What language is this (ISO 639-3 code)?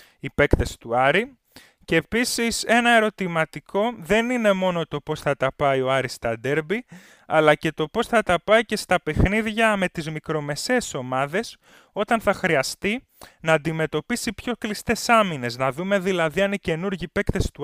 ell